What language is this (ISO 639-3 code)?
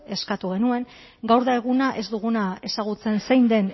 eus